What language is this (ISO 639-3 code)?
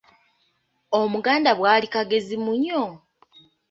lug